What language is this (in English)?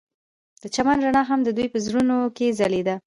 Pashto